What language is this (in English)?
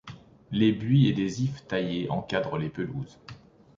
French